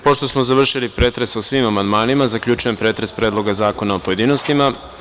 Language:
Serbian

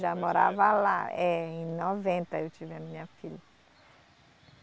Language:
Portuguese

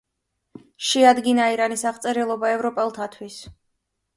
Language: Georgian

